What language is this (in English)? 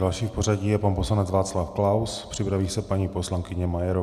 Czech